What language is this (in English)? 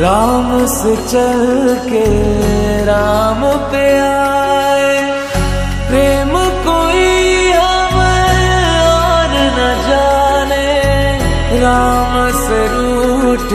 Arabic